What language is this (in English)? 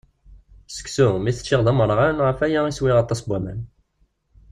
Kabyle